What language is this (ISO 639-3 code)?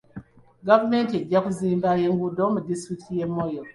lug